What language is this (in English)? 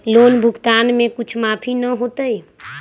Magahi